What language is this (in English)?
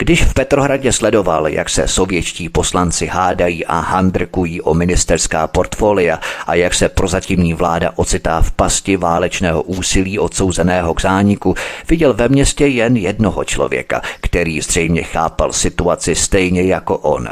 Czech